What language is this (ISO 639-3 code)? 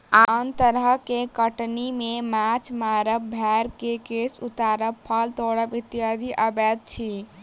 mai